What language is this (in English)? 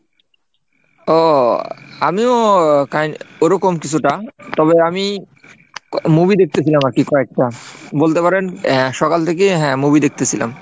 Bangla